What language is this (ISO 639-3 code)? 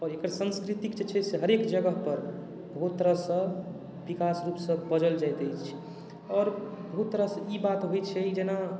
mai